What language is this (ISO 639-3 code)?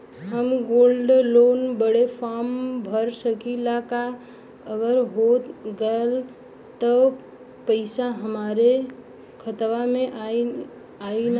bho